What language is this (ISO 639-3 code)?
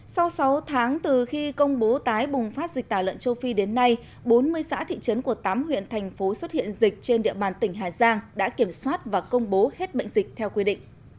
vie